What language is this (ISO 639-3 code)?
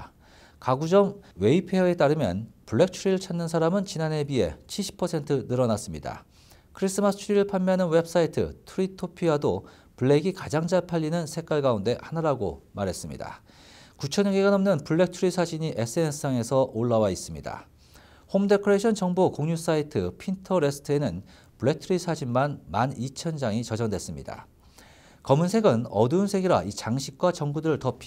kor